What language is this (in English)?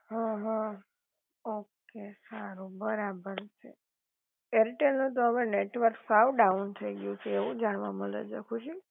Gujarati